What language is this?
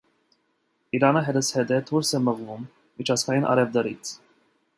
Armenian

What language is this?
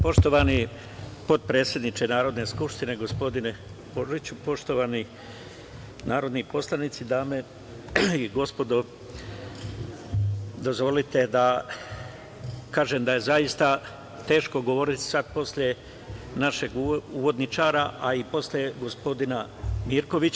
Serbian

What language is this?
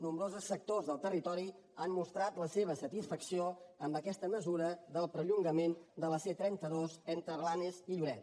Catalan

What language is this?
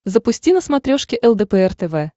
Russian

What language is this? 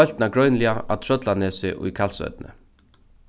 Faroese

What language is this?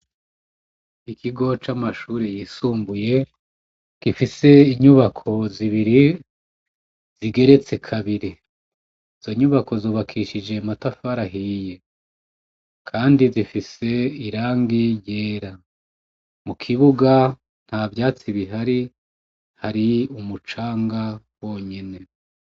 Rundi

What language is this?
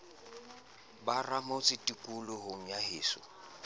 Southern Sotho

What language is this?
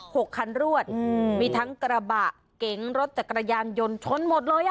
Thai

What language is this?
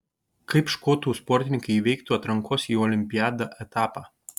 Lithuanian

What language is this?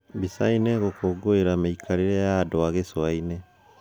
Kikuyu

